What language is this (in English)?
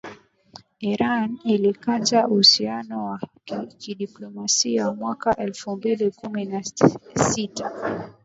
Swahili